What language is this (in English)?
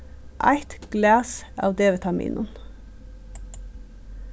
Faroese